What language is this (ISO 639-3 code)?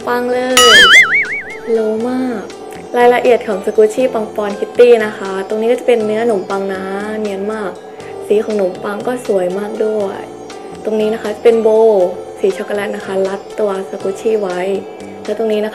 tha